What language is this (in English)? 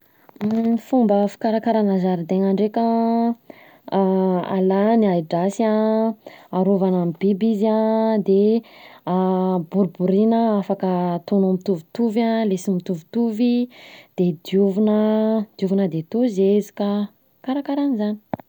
Southern Betsimisaraka Malagasy